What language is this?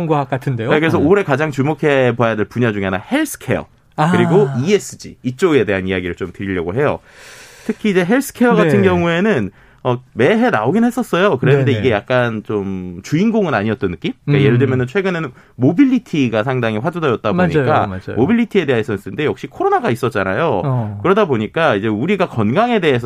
Korean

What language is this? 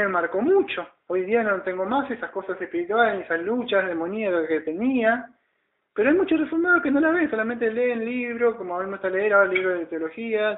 Spanish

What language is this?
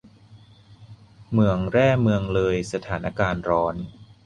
Thai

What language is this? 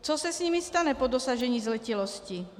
Czech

